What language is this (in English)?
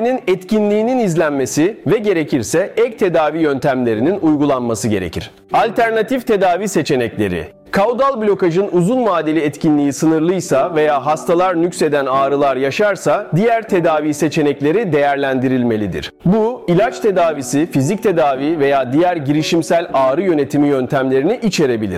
Turkish